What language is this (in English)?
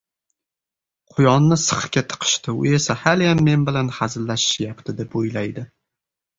Uzbek